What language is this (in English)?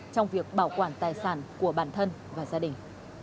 Vietnamese